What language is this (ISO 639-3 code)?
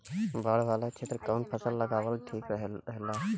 bho